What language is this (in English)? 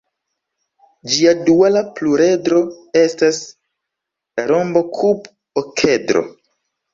Esperanto